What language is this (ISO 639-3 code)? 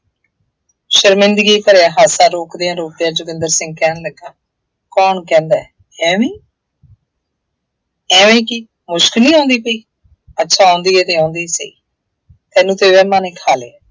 pan